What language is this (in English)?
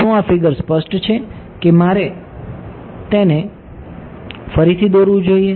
Gujarati